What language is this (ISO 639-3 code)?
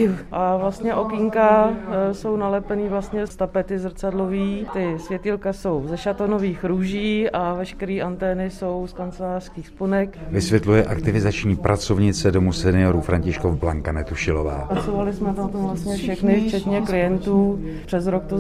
ces